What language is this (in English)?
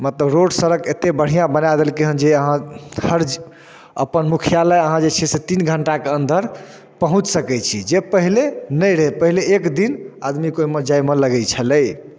Maithili